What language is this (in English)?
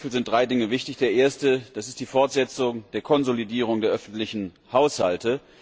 German